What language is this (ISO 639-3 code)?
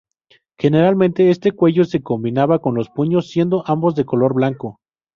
spa